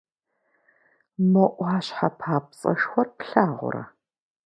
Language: Kabardian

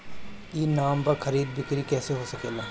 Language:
Bhojpuri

